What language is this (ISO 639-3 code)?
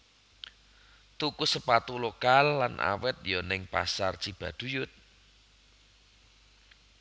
jav